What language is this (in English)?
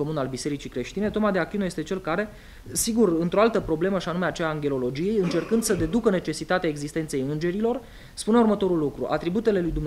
Romanian